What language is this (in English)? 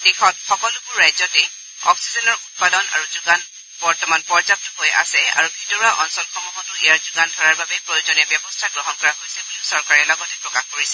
Assamese